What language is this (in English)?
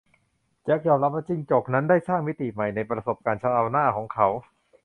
Thai